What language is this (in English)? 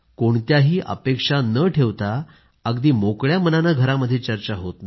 Marathi